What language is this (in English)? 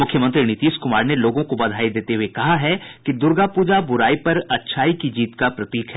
Hindi